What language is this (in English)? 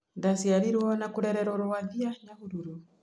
Kikuyu